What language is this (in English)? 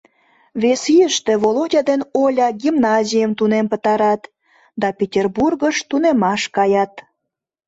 Mari